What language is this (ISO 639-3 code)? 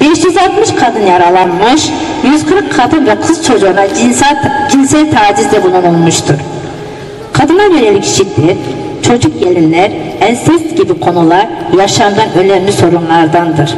tur